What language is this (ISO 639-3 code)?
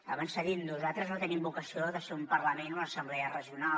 cat